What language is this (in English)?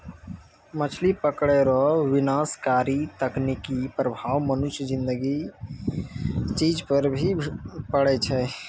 Maithili